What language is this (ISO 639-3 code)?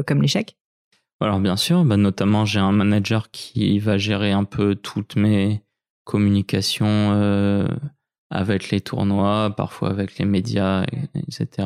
fra